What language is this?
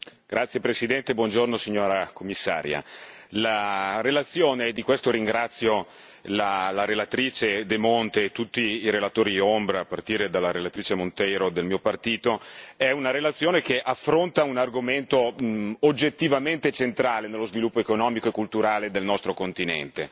Italian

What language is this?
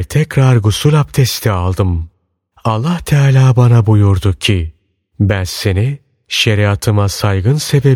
Turkish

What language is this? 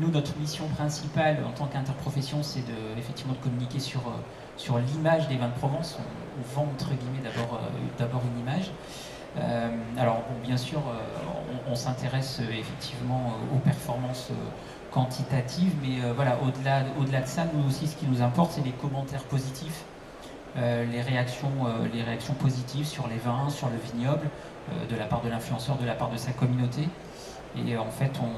French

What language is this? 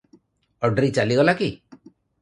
Odia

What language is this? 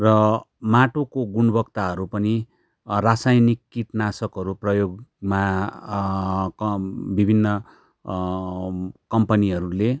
Nepali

